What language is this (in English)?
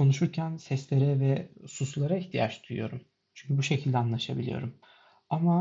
Turkish